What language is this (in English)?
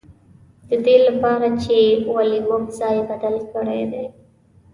Pashto